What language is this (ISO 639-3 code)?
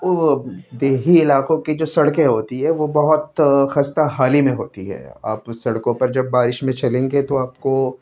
urd